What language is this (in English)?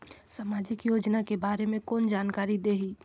Chhattisgarhi